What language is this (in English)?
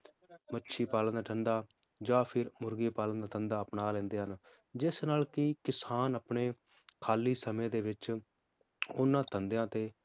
Punjabi